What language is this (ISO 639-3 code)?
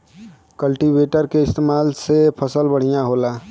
bho